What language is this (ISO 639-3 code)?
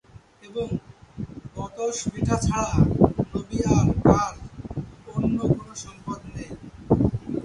ben